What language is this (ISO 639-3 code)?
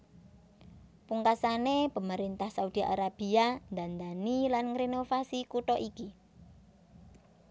jav